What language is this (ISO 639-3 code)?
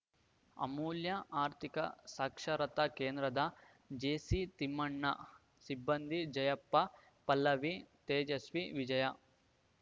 kan